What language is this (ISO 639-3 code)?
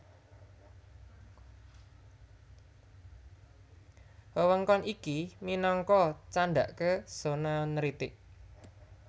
jav